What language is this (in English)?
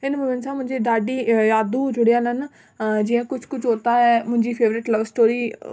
Sindhi